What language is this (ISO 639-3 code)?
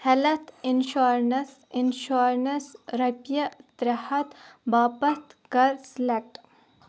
kas